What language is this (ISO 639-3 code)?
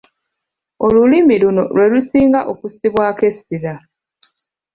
lug